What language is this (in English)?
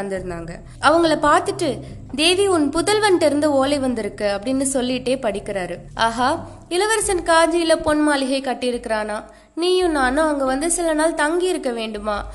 Tamil